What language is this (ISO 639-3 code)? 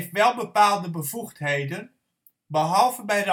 nld